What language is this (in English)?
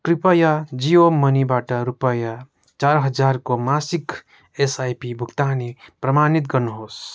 Nepali